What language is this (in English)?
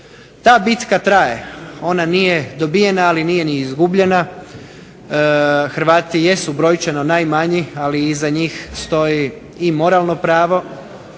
Croatian